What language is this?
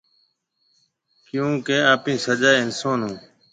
Marwari (Pakistan)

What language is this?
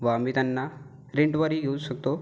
Marathi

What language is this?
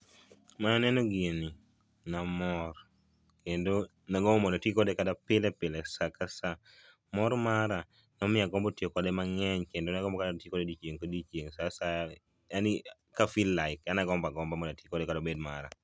Luo (Kenya and Tanzania)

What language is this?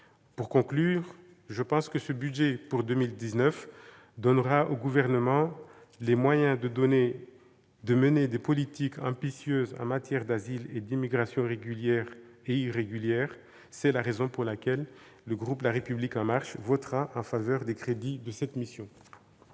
French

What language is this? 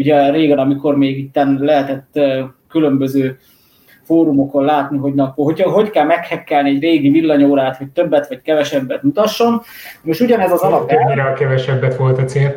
Hungarian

